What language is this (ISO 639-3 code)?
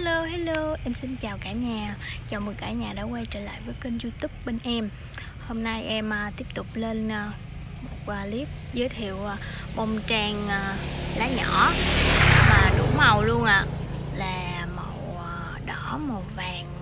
vie